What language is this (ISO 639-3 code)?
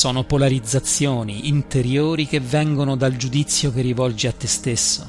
ita